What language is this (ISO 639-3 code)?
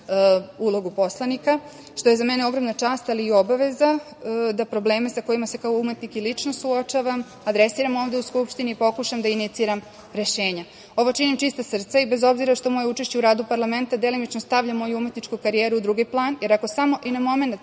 srp